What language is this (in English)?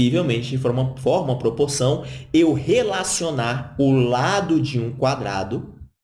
Portuguese